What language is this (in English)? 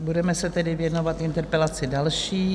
Czech